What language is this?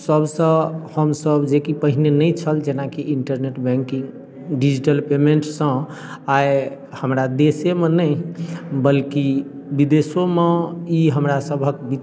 Maithili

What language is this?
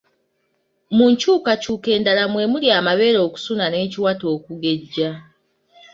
Ganda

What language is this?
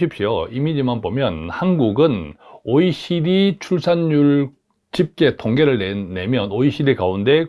Korean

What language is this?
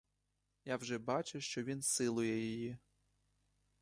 Ukrainian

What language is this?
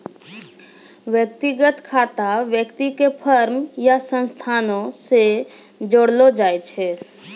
Maithili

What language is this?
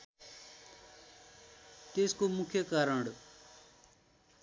Nepali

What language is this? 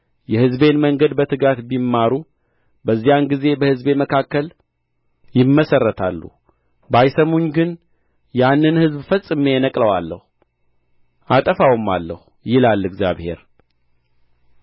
Amharic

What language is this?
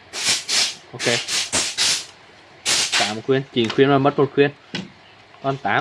Vietnamese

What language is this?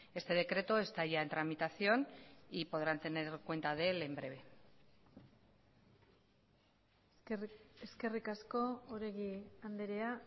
Spanish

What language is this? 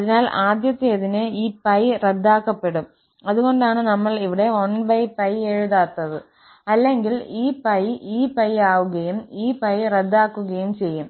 Malayalam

